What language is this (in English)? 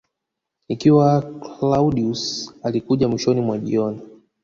Swahili